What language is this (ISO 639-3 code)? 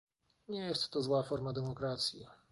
pol